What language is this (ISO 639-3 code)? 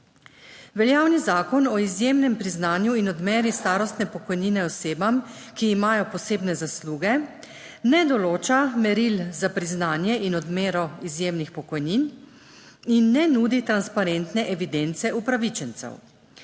slv